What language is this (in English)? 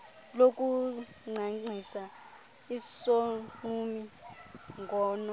Xhosa